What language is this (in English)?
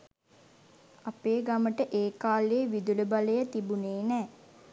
Sinhala